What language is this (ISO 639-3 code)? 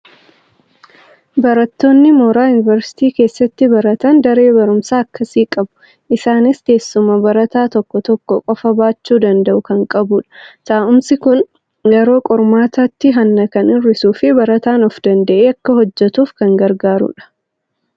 orm